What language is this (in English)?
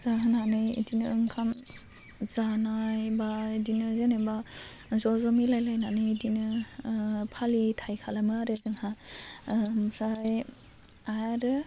Bodo